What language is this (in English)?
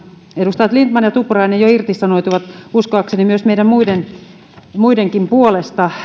Finnish